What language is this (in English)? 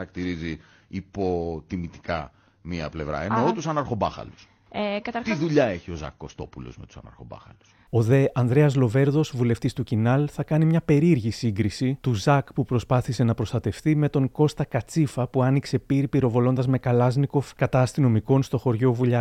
Greek